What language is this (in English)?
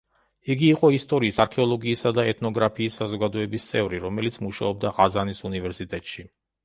Georgian